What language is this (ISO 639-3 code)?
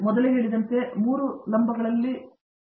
kan